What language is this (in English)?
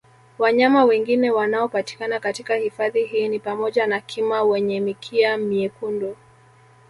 Swahili